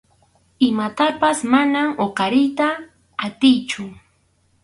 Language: Arequipa-La Unión Quechua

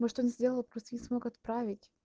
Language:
Russian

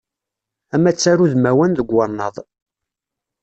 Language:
Kabyle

